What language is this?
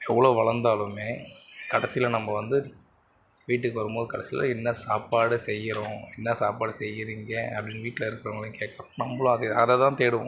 Tamil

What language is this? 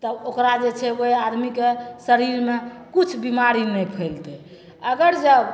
Maithili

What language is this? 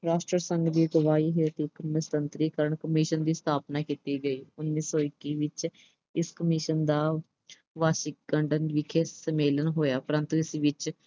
Punjabi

